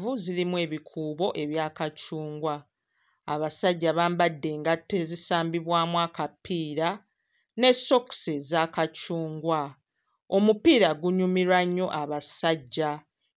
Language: Ganda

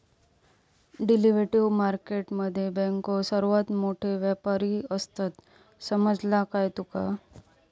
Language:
Marathi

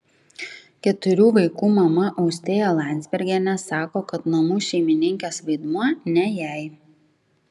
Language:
Lithuanian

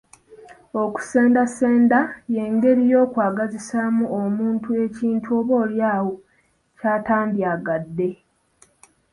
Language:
Ganda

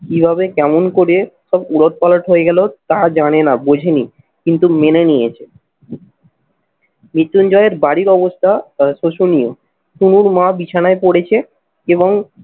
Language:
Bangla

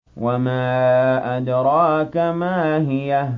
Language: Arabic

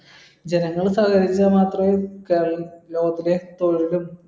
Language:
Malayalam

